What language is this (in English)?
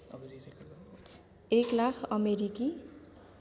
Nepali